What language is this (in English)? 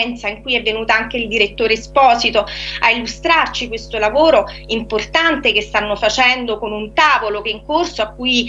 Italian